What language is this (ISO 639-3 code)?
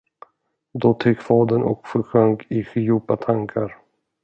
swe